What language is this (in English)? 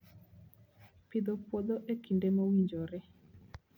Luo (Kenya and Tanzania)